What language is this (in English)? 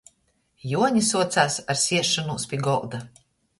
Latgalian